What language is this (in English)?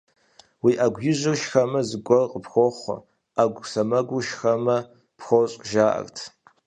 Kabardian